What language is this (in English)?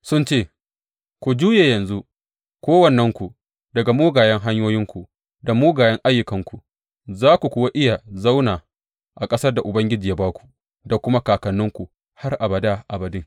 Hausa